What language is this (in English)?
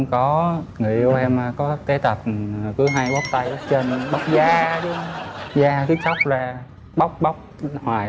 Vietnamese